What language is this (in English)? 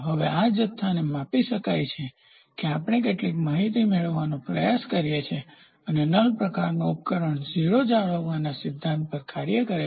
Gujarati